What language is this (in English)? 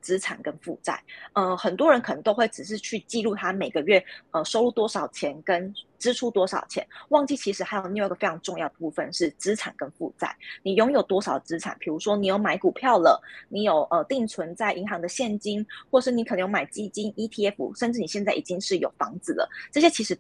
Chinese